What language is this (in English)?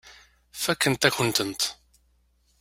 Kabyle